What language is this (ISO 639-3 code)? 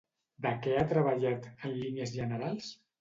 cat